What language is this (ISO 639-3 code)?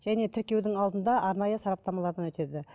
kaz